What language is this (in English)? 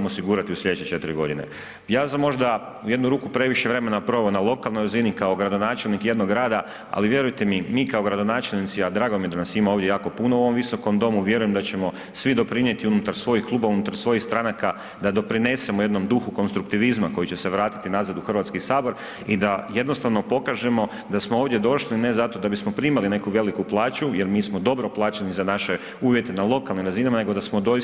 Croatian